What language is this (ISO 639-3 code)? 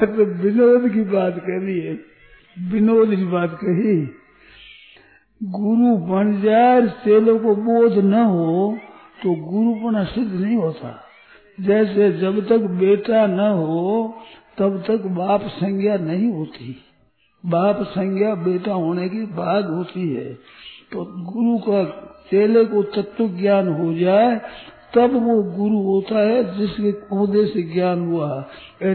hin